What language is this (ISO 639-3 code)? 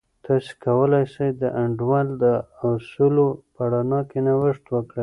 pus